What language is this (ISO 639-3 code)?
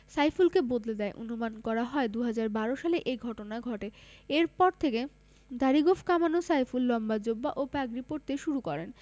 ben